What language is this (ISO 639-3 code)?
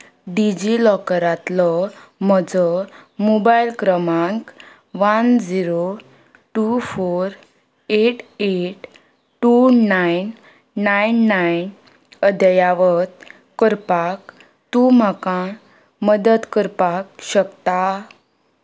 kok